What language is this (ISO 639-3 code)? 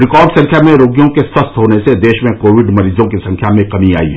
hin